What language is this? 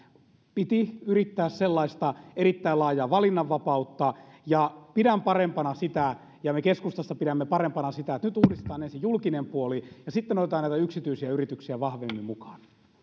Finnish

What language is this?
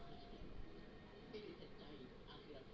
Bhojpuri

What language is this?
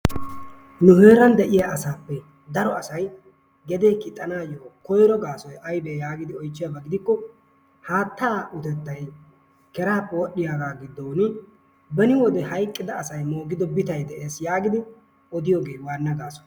Wolaytta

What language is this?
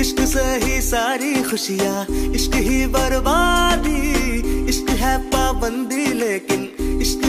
Romanian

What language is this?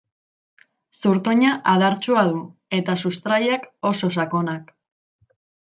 Basque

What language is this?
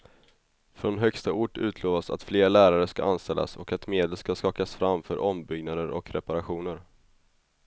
Swedish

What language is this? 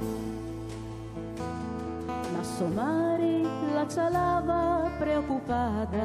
Italian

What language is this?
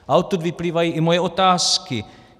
Czech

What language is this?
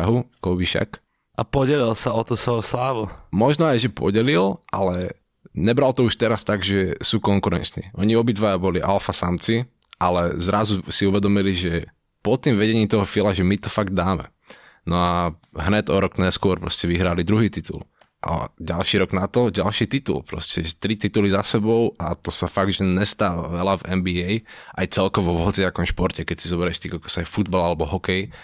Slovak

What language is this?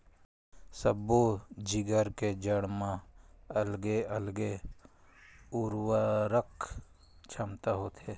Chhattisgarhi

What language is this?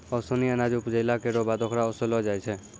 Maithili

